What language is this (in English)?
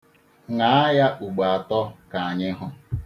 Igbo